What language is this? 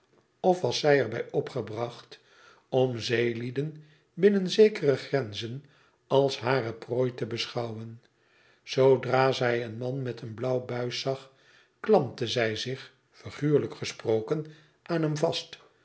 Dutch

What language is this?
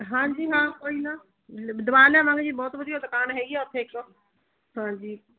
Punjabi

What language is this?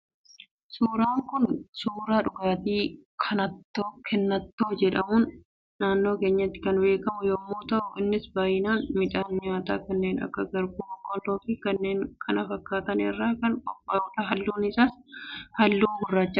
Oromo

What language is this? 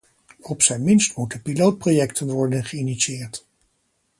Dutch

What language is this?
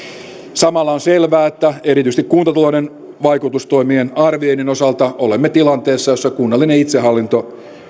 Finnish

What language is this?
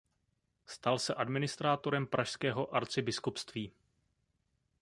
Czech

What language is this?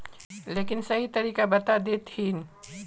Magahi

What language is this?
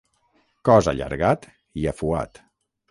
Catalan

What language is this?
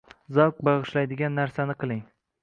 Uzbek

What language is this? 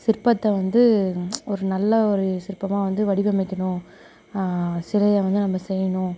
Tamil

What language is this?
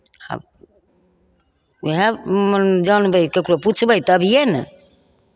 Maithili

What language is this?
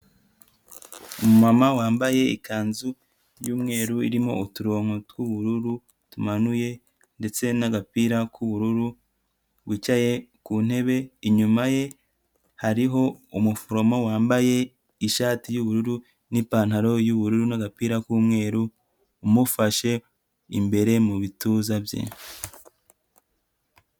Kinyarwanda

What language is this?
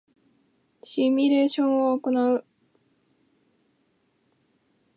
Japanese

